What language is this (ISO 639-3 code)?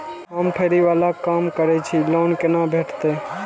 mai